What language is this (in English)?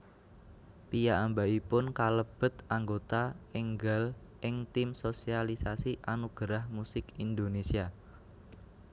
Javanese